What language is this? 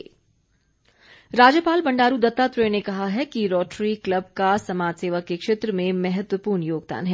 Hindi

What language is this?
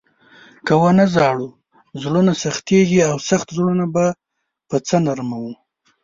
Pashto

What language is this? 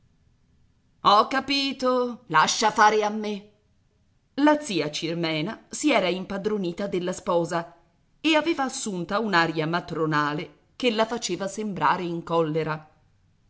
Italian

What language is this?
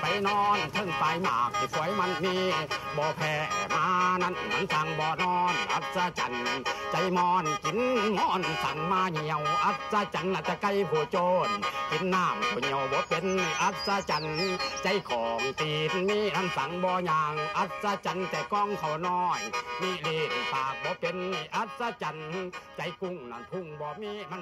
Thai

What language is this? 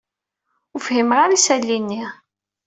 Kabyle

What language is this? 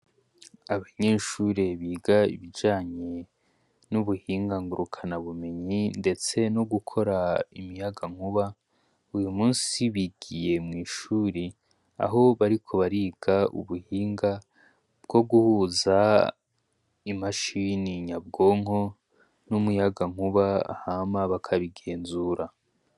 Rundi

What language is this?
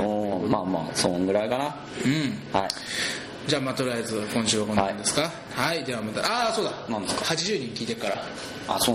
Japanese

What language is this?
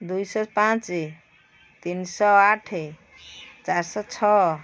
Odia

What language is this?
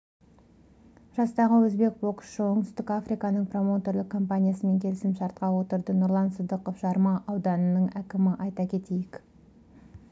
Kazakh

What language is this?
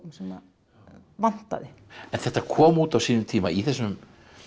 Icelandic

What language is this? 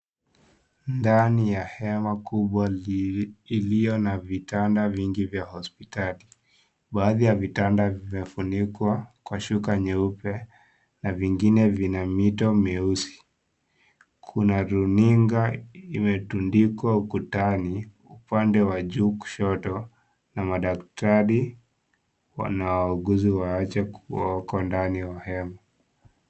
Swahili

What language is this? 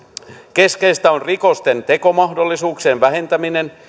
Finnish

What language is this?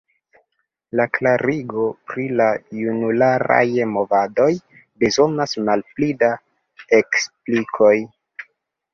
Esperanto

